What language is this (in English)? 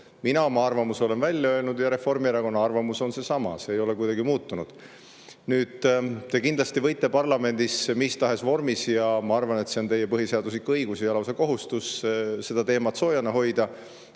Estonian